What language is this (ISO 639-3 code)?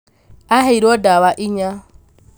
kik